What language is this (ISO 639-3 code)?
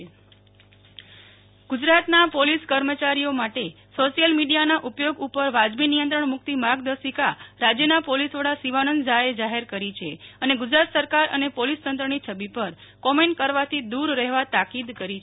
guj